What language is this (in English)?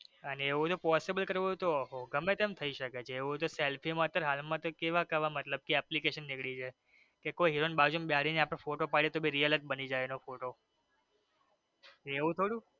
Gujarati